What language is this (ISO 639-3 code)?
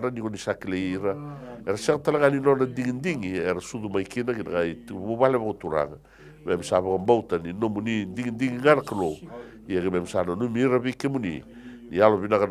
ita